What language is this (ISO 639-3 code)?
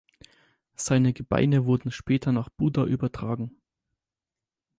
deu